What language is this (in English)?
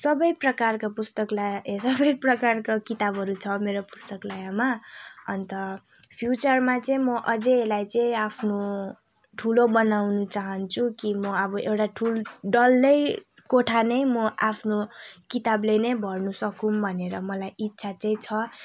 Nepali